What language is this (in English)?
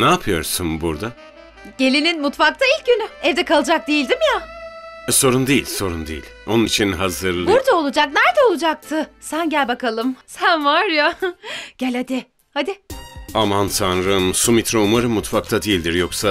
Turkish